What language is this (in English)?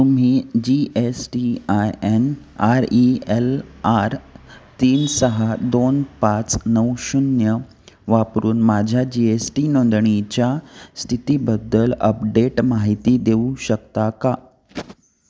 Marathi